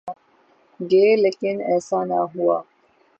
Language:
Urdu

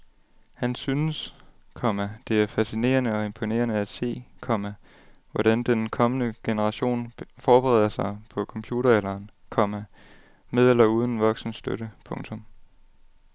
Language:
Danish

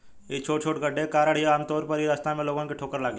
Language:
Bhojpuri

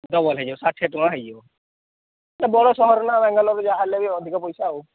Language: Odia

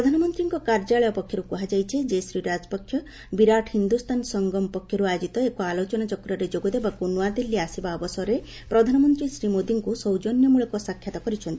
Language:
Odia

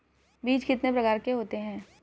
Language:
Hindi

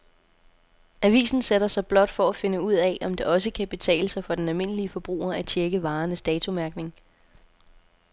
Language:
Danish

